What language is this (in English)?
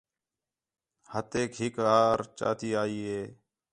Khetrani